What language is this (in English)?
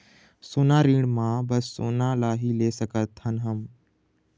Chhattisgarhi